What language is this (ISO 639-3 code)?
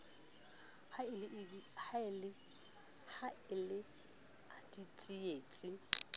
sot